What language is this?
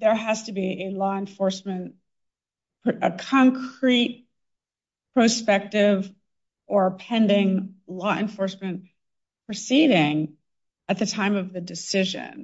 English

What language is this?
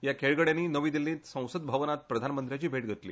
Konkani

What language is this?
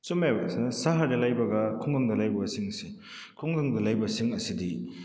Manipuri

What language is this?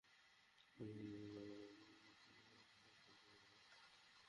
Bangla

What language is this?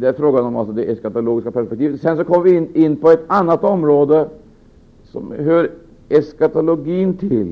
Swedish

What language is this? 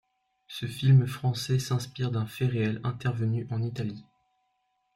French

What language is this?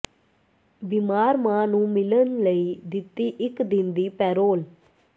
Punjabi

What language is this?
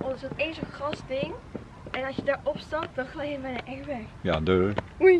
Dutch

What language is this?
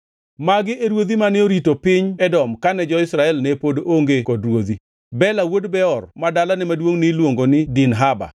Luo (Kenya and Tanzania)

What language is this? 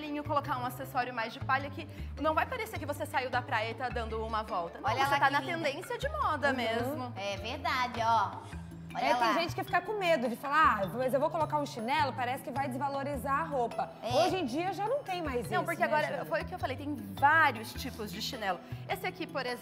Portuguese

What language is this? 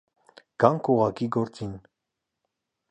Armenian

